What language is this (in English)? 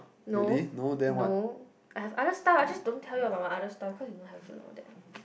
English